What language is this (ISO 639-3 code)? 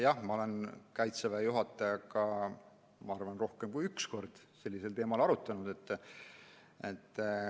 est